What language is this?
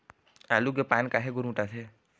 Chhattisgarhi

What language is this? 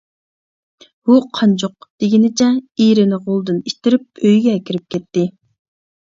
Uyghur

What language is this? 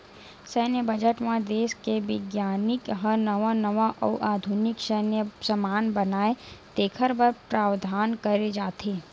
Chhattisgarhi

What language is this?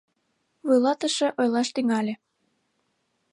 Mari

